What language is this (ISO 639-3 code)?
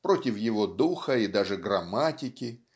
rus